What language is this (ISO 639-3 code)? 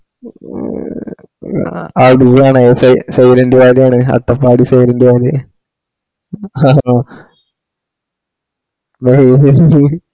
mal